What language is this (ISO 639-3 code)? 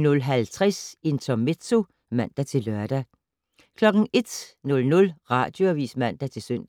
dan